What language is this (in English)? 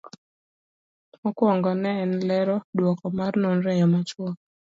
Luo (Kenya and Tanzania)